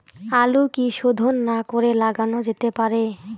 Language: Bangla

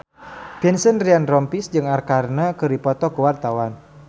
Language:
Sundanese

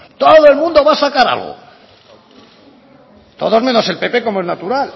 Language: Spanish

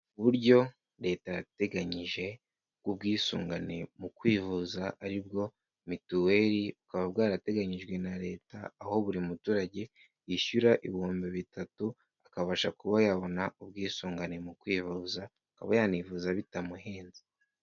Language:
Kinyarwanda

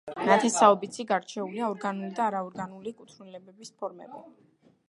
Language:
Georgian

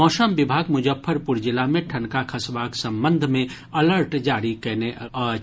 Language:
Maithili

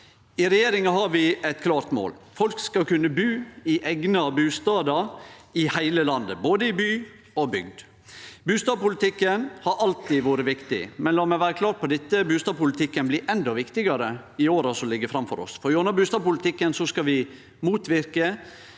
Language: Norwegian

